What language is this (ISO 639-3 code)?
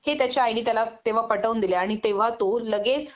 mar